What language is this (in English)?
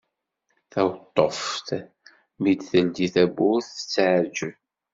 Kabyle